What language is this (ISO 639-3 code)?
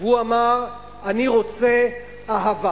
heb